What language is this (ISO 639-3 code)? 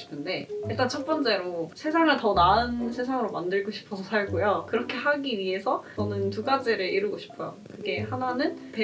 kor